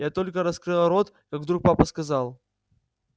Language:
Russian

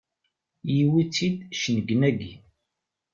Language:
Kabyle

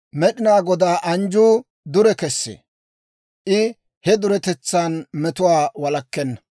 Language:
Dawro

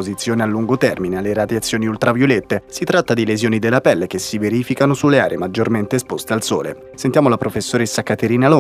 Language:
Italian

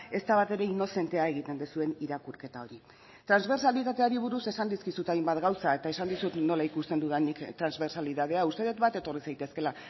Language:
Basque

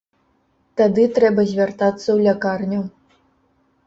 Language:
Belarusian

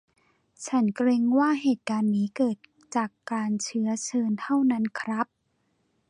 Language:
Thai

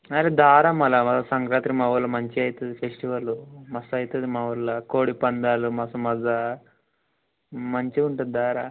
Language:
Telugu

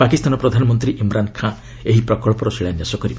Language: Odia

